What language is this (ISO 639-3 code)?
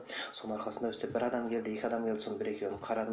kaz